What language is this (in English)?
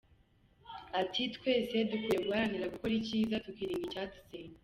Kinyarwanda